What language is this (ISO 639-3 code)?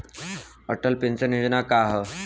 bho